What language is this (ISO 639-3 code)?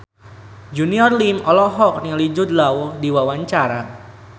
sun